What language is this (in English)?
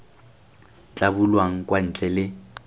Tswana